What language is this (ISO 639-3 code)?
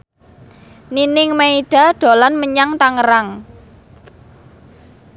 jav